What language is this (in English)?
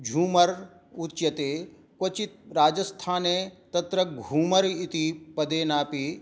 Sanskrit